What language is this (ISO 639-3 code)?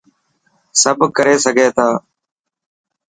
mki